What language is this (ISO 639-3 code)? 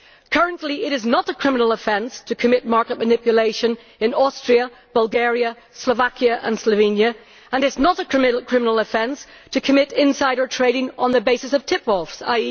eng